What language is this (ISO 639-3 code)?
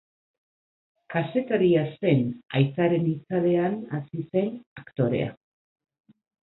eus